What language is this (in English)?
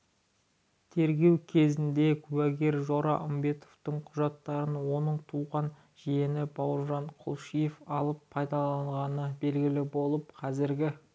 Kazakh